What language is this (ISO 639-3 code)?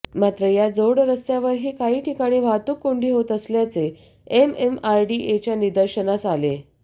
mar